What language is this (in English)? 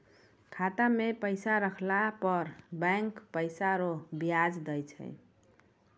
Maithili